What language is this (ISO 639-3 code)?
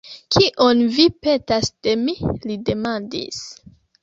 epo